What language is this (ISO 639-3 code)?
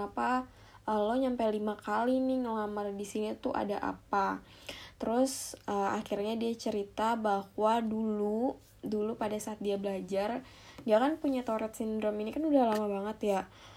ind